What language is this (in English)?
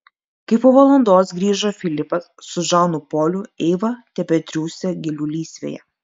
Lithuanian